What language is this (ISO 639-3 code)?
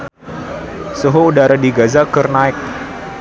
sun